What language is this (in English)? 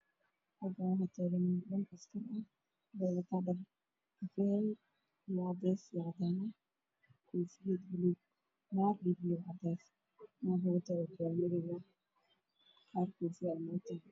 Somali